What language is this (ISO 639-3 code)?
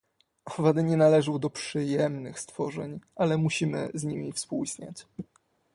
pol